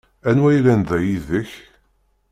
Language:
Kabyle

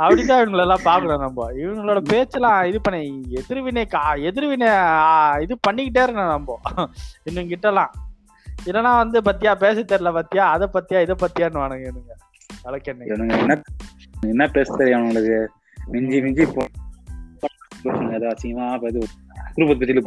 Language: Tamil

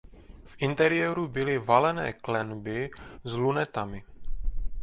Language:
Czech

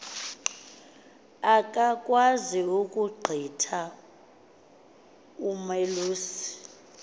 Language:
Xhosa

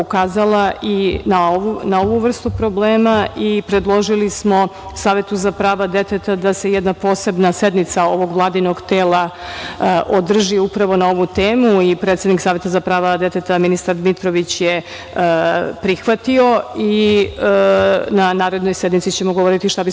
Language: Serbian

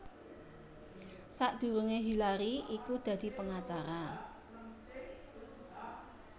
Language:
Javanese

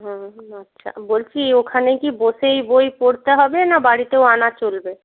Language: Bangla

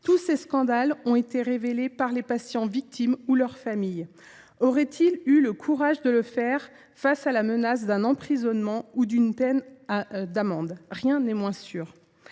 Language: French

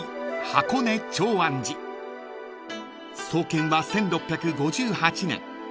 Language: Japanese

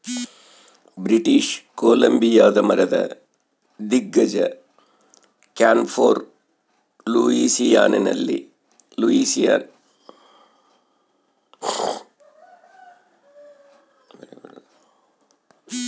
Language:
Kannada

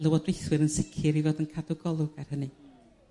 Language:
Welsh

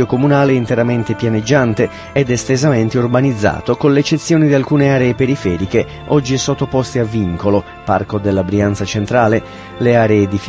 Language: Italian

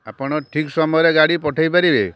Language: Odia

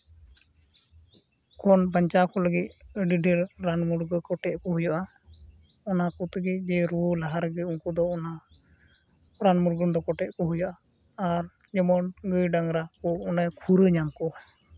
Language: Santali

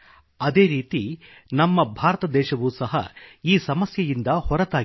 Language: Kannada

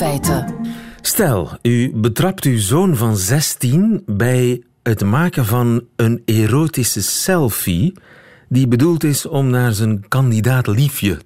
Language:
Dutch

